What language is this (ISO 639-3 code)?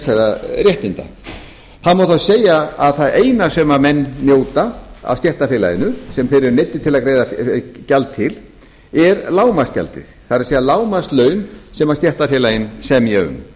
isl